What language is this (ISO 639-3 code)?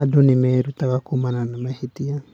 kik